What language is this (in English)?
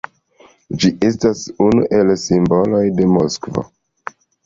Esperanto